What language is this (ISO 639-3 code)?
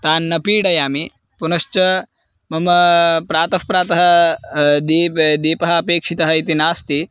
san